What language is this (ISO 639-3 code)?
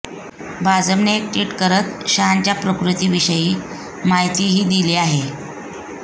mar